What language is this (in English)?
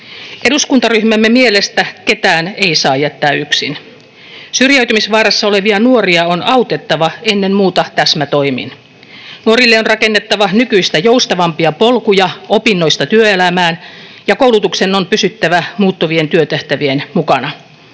Finnish